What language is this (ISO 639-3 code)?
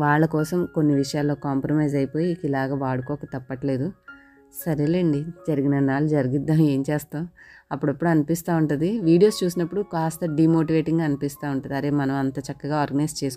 hin